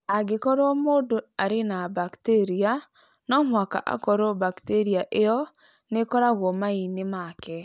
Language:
Kikuyu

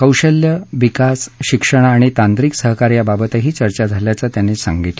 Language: Marathi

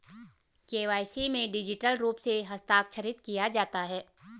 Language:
Hindi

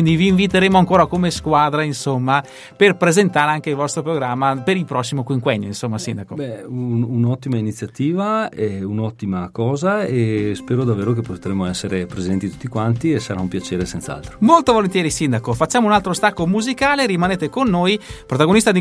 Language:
Italian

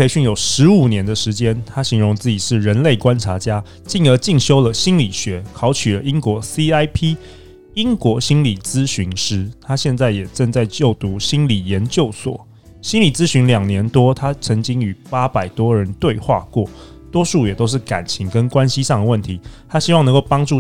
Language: Chinese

